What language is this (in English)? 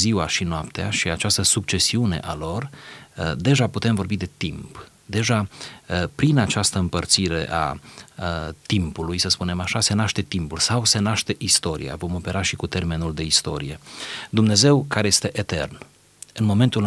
Romanian